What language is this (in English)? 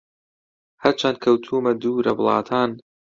Central Kurdish